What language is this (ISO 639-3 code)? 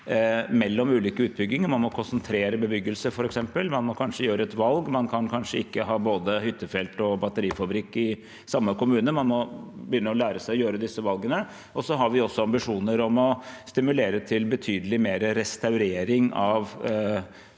nor